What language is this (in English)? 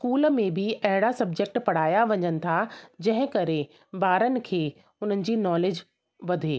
Sindhi